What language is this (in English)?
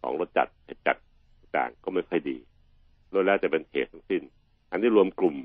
Thai